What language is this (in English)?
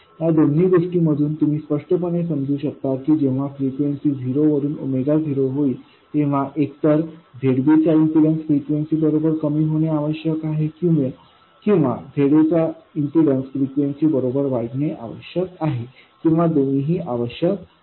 Marathi